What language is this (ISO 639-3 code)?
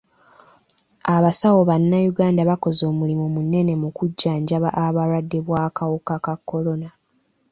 lug